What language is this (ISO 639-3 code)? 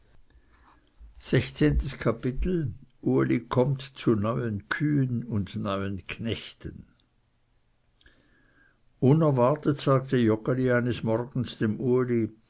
deu